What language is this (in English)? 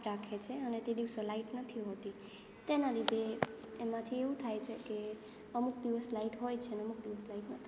Gujarati